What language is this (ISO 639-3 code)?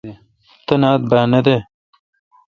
xka